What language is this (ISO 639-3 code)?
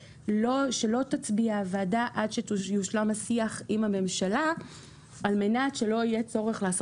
heb